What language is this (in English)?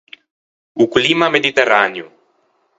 Ligurian